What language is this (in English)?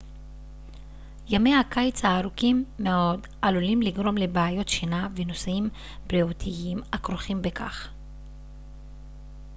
Hebrew